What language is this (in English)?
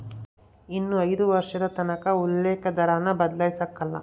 Kannada